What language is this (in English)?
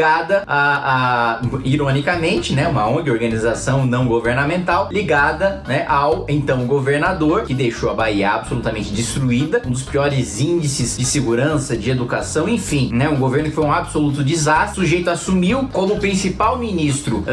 Portuguese